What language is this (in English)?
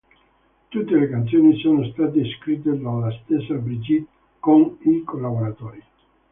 Italian